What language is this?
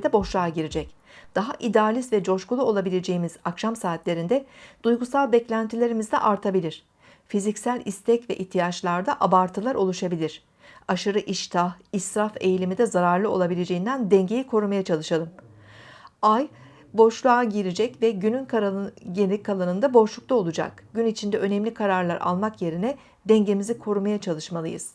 Turkish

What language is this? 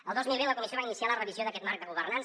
Catalan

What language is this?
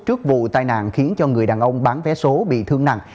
Vietnamese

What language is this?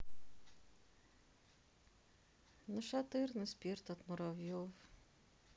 Russian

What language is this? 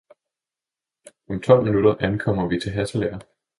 Danish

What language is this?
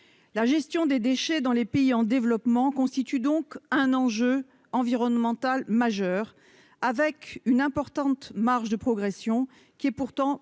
French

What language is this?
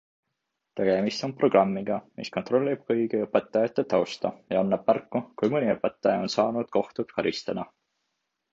Estonian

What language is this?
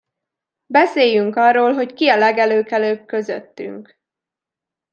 Hungarian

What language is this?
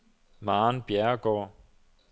Danish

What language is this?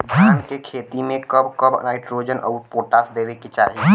Bhojpuri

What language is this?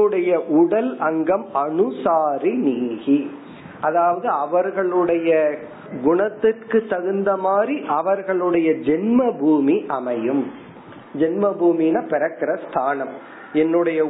Tamil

